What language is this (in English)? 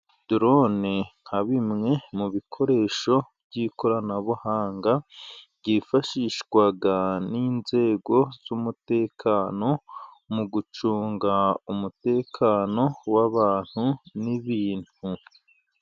Kinyarwanda